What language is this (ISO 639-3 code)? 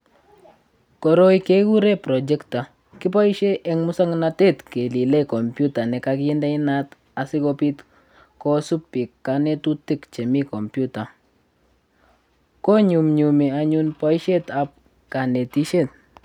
kln